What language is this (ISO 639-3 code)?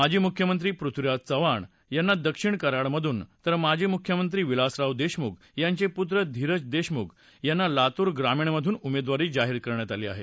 mar